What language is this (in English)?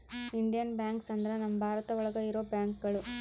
Kannada